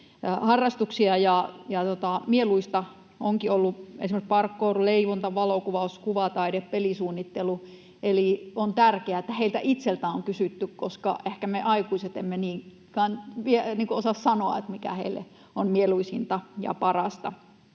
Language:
Finnish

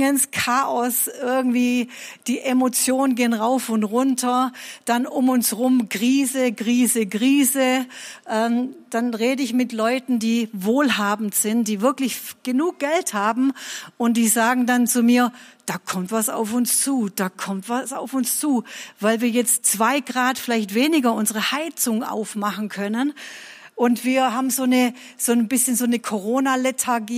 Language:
German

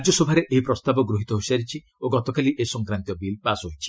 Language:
Odia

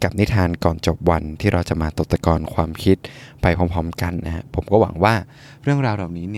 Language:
Thai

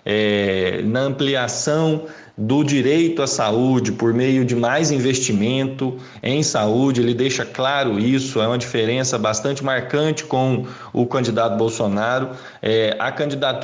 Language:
Portuguese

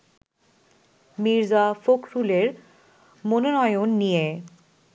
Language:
Bangla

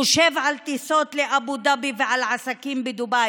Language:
Hebrew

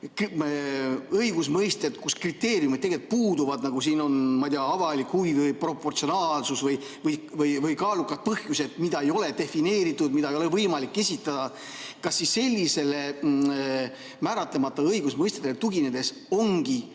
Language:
Estonian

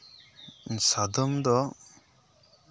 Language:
Santali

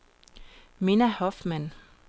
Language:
Danish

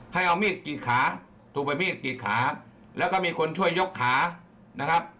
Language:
Thai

